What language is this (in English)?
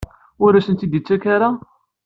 Kabyle